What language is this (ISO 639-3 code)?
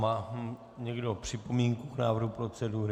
ces